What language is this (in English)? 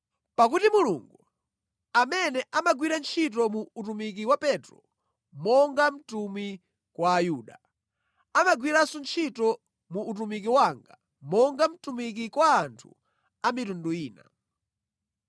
Nyanja